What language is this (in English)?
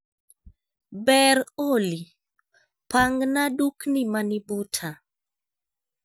Luo (Kenya and Tanzania)